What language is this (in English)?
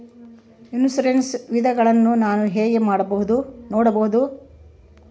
Kannada